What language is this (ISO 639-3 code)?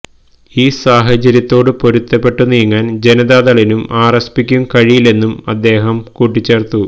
mal